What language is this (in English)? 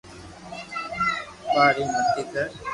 Loarki